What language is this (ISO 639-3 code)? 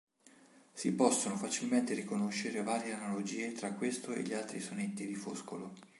ita